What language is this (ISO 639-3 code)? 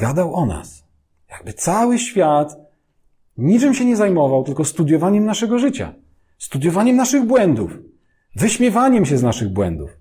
pol